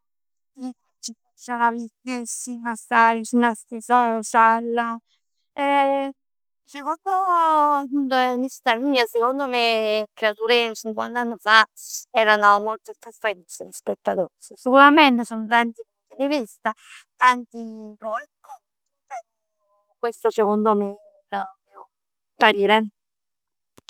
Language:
Neapolitan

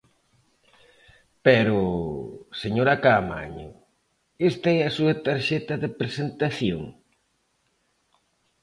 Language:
Galician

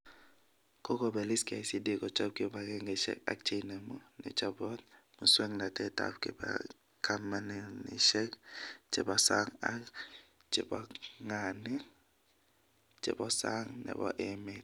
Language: Kalenjin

